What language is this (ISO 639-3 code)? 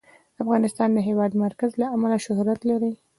pus